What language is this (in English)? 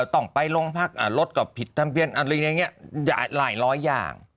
Thai